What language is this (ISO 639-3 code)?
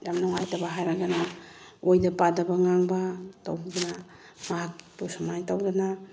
mni